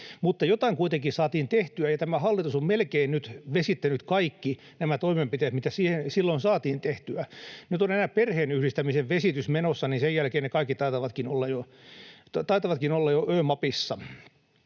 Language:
Finnish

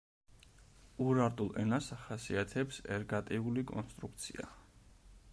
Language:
Georgian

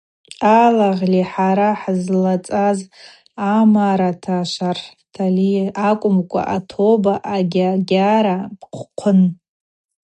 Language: Abaza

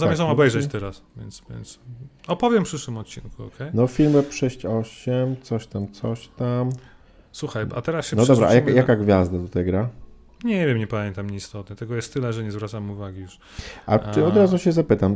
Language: Polish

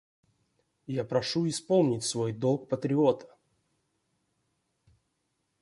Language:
Russian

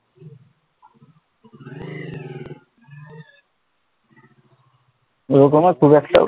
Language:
Bangla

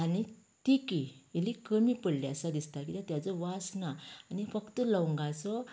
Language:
Konkani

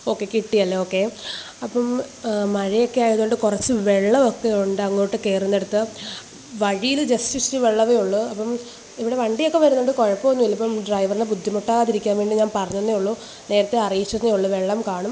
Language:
Malayalam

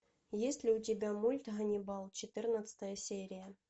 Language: Russian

